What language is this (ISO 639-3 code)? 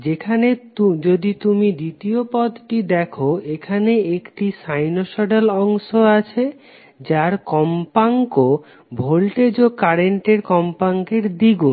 ben